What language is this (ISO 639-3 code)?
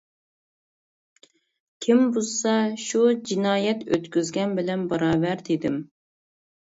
uig